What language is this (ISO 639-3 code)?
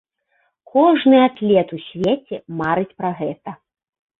bel